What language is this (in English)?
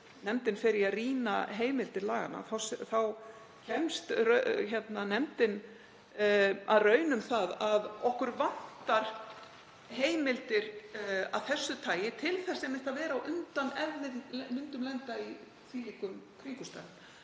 Icelandic